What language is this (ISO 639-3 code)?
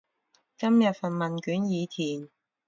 yue